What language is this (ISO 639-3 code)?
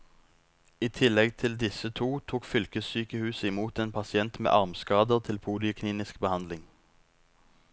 nor